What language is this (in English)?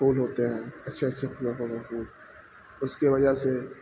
Urdu